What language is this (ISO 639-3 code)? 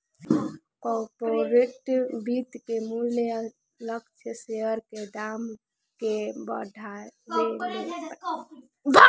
bho